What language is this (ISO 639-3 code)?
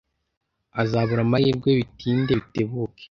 kin